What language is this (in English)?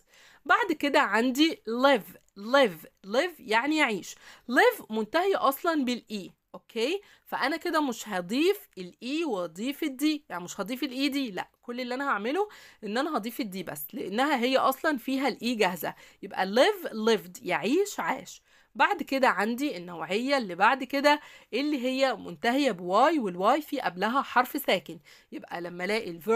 Arabic